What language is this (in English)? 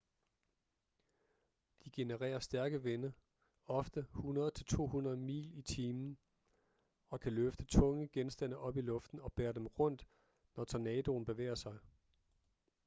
Danish